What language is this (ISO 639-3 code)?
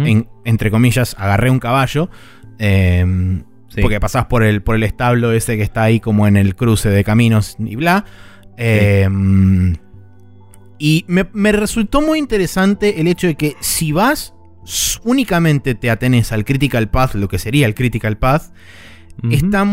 spa